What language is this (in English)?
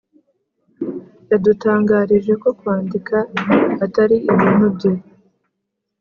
Kinyarwanda